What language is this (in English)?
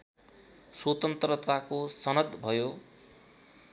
Nepali